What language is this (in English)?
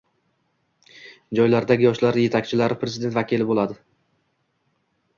Uzbek